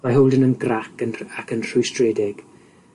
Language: Welsh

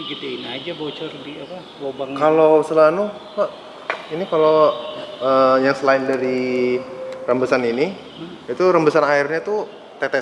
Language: Indonesian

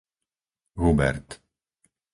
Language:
Slovak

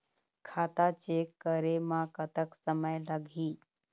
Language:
Chhattisgarhi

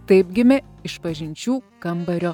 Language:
Lithuanian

